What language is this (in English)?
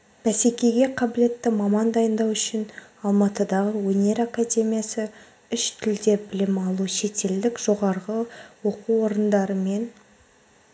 Kazakh